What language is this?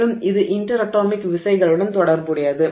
Tamil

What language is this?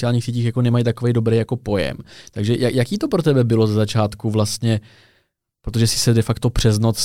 Czech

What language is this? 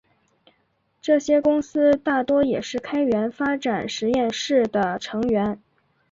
Chinese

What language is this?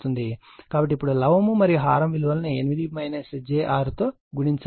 Telugu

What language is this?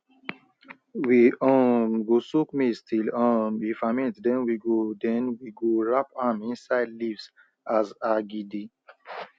Nigerian Pidgin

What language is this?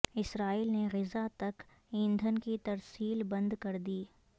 Urdu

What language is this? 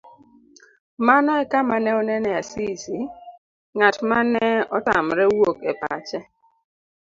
Luo (Kenya and Tanzania)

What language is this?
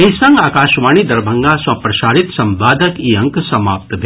Maithili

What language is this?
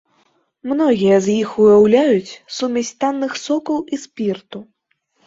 Belarusian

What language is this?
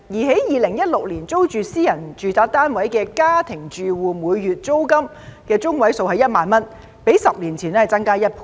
Cantonese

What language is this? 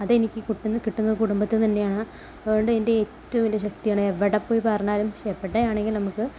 Malayalam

